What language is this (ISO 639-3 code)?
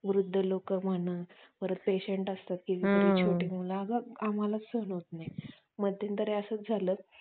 mar